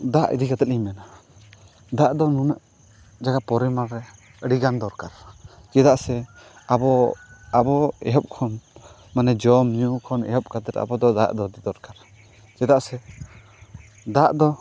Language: Santali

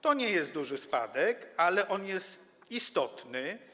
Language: Polish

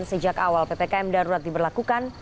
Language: Indonesian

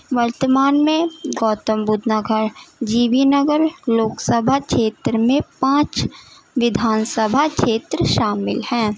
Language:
Urdu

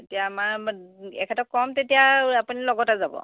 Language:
Assamese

